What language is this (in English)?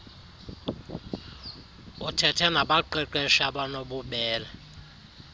Xhosa